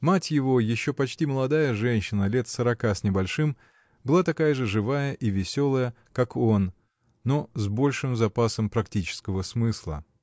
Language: Russian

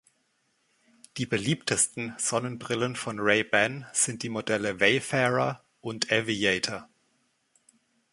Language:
German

